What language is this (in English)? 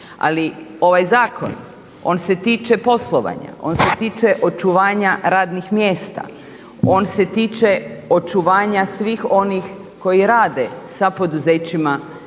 Croatian